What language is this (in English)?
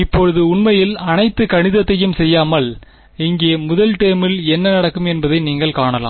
Tamil